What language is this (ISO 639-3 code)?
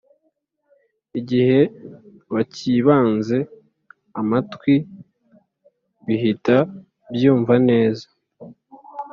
kin